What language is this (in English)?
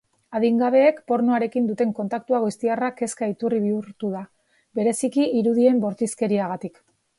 Basque